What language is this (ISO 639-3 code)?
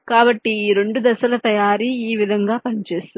tel